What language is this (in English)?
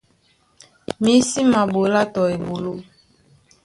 Duala